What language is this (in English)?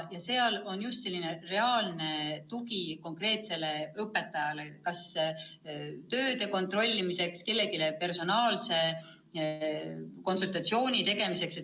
Estonian